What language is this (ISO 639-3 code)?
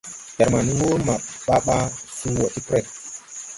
tui